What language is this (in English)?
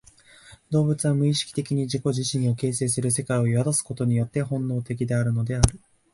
Japanese